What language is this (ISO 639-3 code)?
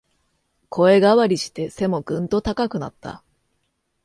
jpn